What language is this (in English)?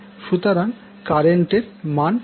Bangla